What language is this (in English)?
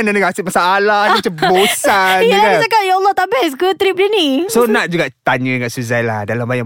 Malay